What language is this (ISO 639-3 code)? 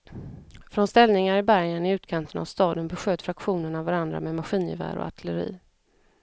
swe